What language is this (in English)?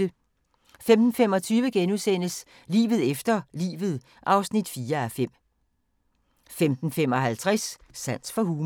Danish